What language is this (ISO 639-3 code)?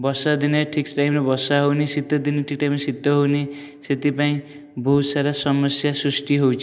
ori